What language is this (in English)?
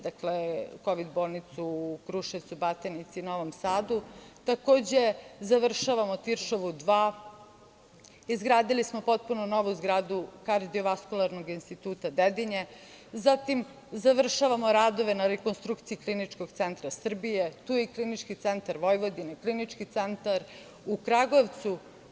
Serbian